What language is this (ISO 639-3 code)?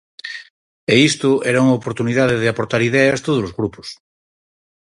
glg